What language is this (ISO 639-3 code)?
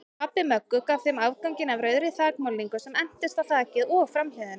isl